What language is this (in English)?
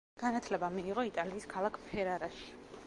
Georgian